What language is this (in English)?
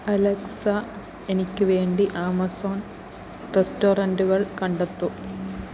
Malayalam